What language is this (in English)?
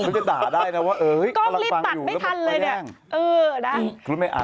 Thai